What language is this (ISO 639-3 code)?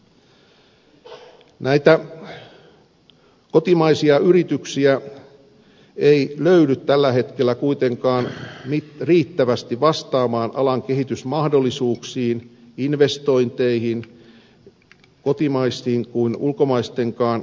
fin